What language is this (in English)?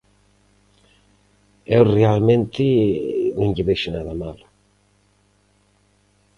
Galician